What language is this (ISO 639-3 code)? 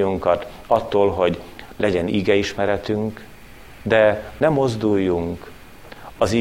hun